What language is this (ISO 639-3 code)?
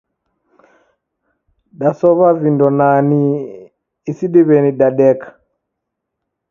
dav